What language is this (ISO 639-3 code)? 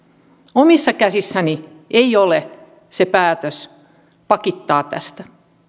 fin